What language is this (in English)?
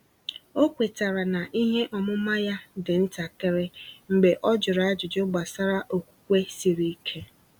Igbo